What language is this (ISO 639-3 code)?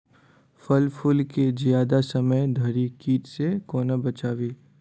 mai